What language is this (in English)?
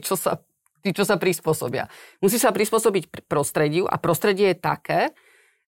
Slovak